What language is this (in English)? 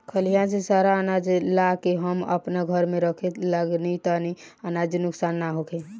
Bhojpuri